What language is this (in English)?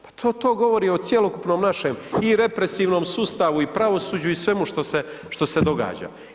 Croatian